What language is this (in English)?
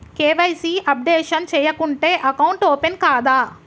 Telugu